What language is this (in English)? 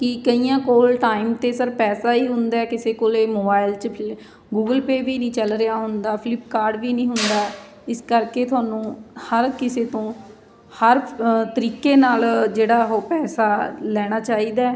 Punjabi